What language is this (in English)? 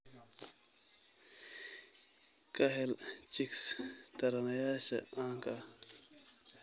Somali